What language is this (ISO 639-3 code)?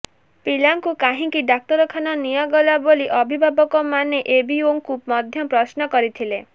ori